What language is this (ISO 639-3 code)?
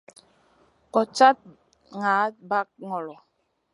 mcn